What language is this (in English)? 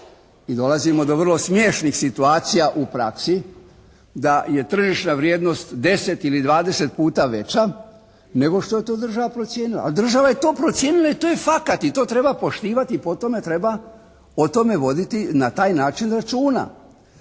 Croatian